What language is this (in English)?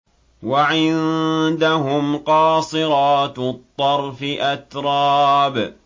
Arabic